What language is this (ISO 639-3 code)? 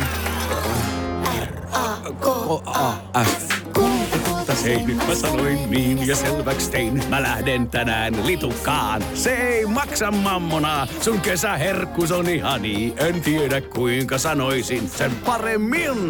fin